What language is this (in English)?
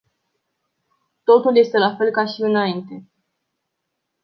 Romanian